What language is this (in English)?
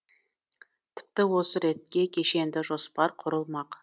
Kazakh